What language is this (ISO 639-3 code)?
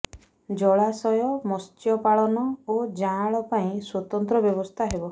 ori